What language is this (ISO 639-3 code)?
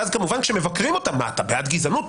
heb